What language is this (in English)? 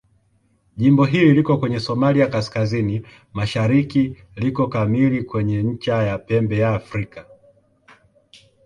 Swahili